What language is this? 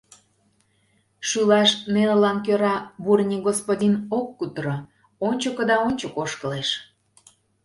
Mari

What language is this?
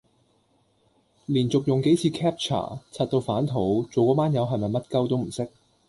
Cantonese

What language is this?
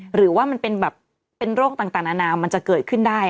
Thai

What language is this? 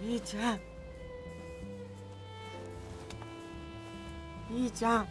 Japanese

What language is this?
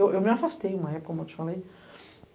Portuguese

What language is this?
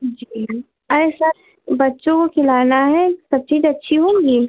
Hindi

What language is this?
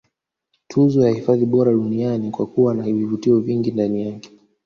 Swahili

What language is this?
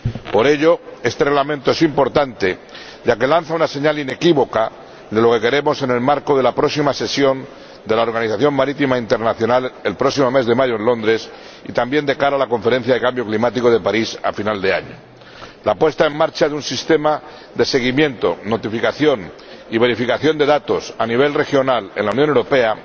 Spanish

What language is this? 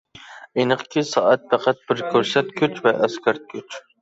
Uyghur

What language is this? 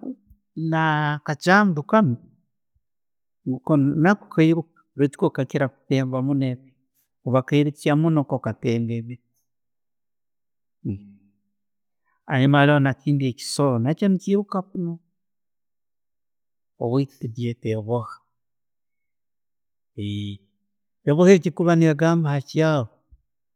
Tooro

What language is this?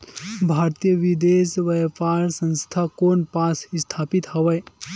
Chhattisgarhi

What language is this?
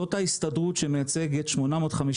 Hebrew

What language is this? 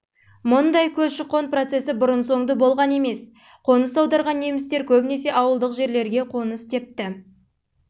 Kazakh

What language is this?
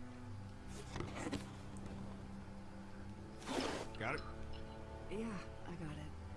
French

